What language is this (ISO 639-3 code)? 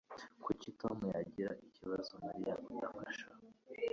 kin